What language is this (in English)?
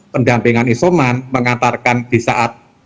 Indonesian